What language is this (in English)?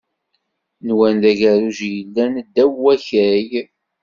Kabyle